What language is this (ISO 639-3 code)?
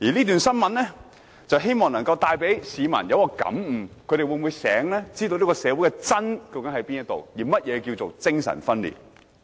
yue